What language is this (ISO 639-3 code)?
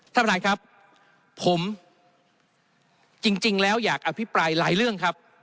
tha